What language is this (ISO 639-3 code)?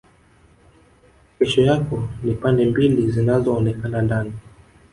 swa